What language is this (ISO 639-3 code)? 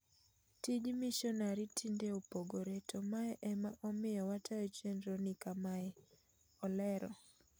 luo